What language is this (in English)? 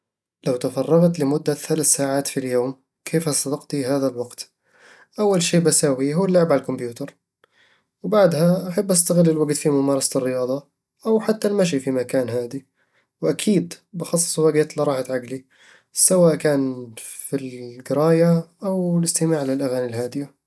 Eastern Egyptian Bedawi Arabic